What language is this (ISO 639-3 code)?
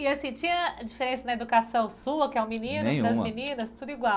por